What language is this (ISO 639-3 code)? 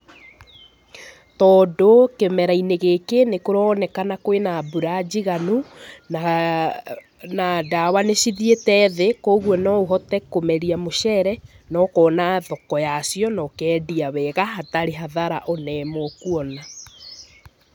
kik